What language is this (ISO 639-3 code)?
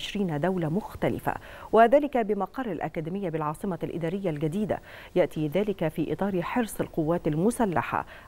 ara